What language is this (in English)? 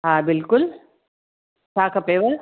Sindhi